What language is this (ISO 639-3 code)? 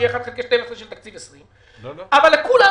heb